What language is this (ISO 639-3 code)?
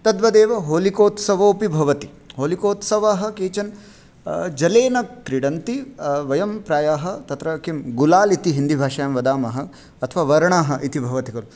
san